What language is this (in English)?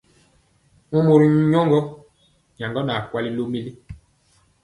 Mpiemo